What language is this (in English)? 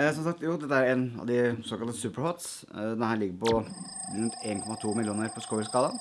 Norwegian